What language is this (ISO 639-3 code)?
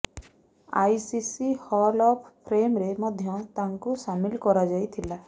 ori